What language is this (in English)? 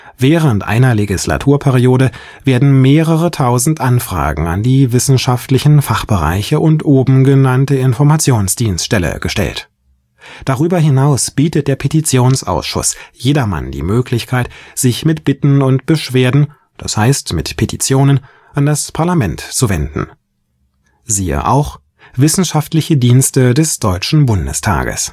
German